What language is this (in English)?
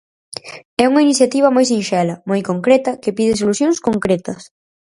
Galician